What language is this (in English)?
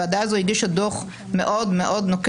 Hebrew